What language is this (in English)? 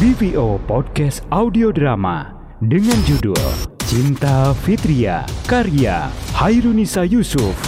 Indonesian